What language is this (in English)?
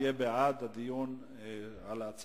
Hebrew